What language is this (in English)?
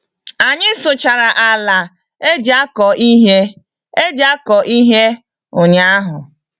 Igbo